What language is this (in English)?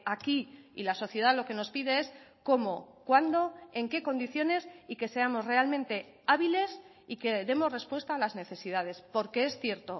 Spanish